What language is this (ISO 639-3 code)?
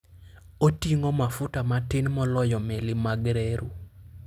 luo